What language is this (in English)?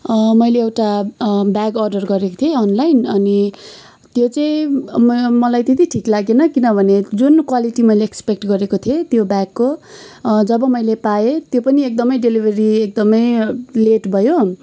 Nepali